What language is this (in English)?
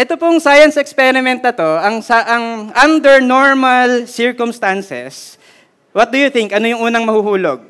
Filipino